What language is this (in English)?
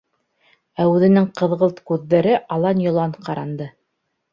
Bashkir